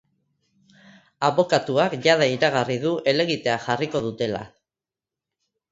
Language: Basque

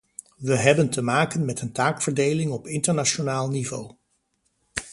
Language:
Dutch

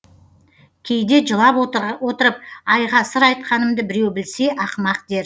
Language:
Kazakh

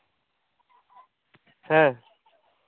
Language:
Santali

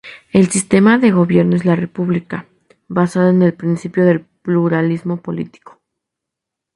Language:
Spanish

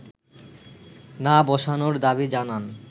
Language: Bangla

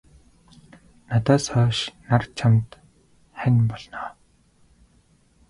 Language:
Mongolian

